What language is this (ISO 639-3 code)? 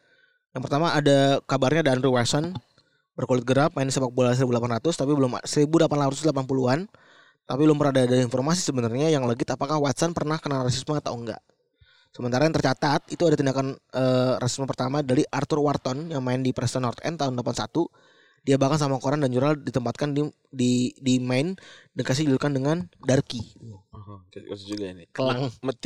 ind